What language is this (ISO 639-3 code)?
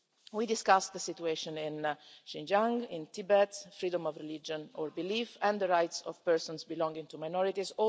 eng